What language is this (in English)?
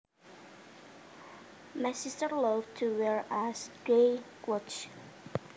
Javanese